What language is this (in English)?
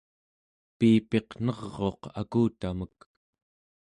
Central Yupik